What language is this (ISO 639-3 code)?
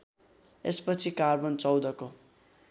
nep